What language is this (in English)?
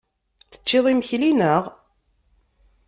Kabyle